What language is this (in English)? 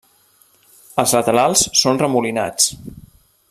Catalan